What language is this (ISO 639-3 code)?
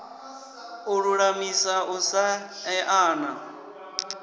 ven